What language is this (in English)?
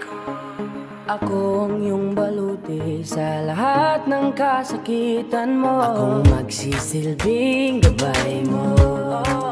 Indonesian